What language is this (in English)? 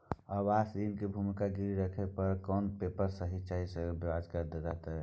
Maithili